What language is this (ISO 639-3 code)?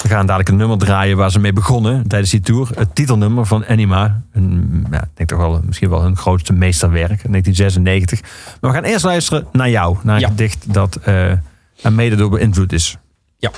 nld